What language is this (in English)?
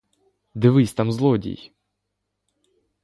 Ukrainian